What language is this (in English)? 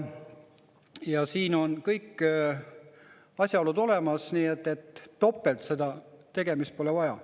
Estonian